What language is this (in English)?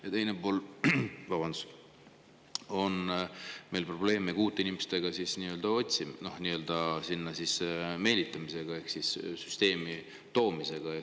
Estonian